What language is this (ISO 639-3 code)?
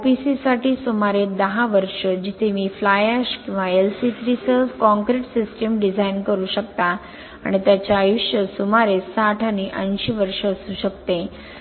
mar